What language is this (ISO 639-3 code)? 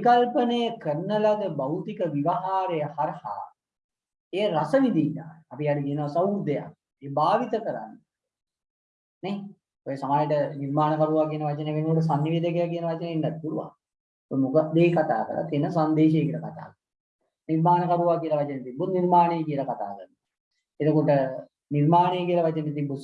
sin